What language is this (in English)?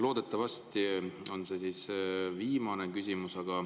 Estonian